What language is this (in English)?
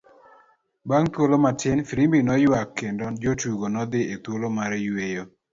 Luo (Kenya and Tanzania)